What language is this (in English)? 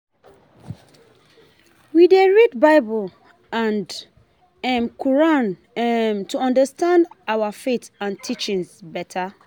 Nigerian Pidgin